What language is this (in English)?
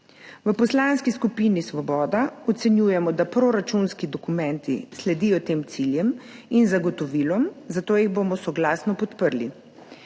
Slovenian